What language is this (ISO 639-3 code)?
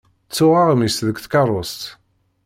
kab